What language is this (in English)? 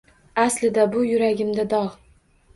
Uzbek